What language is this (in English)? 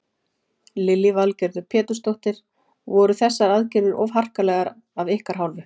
Icelandic